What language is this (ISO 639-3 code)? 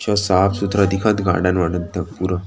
hne